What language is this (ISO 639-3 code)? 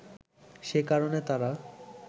ben